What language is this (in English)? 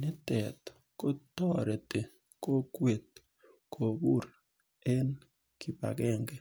Kalenjin